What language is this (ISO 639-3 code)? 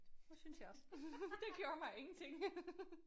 dan